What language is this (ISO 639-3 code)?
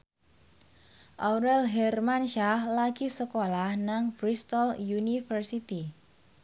jav